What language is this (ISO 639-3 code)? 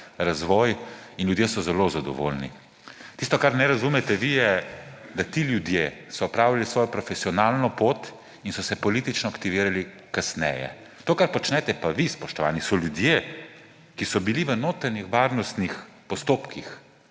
slv